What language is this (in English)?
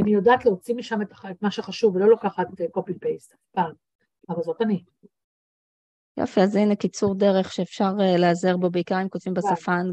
Hebrew